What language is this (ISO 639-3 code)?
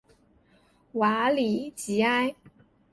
zho